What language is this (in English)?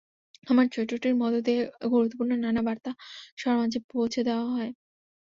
Bangla